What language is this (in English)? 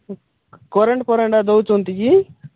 Odia